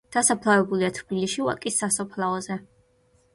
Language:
Georgian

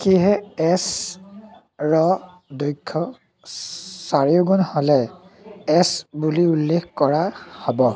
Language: Assamese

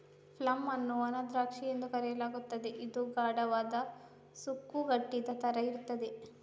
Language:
Kannada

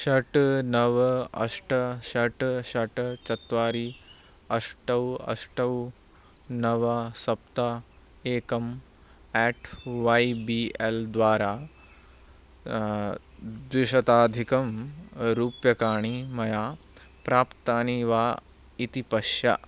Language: Sanskrit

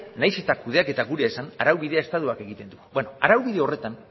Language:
Basque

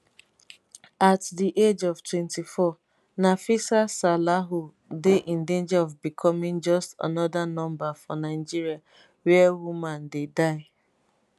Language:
Nigerian Pidgin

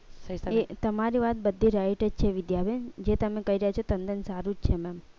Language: Gujarati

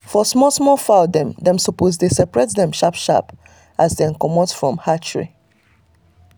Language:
Nigerian Pidgin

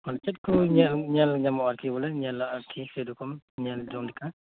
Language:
Santali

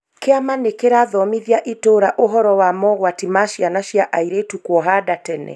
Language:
Kikuyu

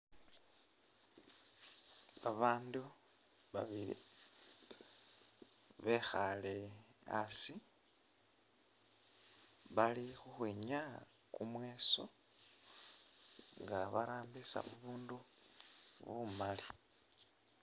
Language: Masaaba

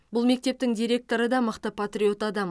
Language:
Kazakh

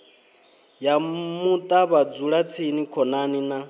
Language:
Venda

